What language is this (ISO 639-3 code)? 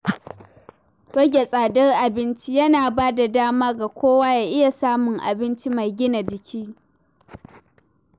hau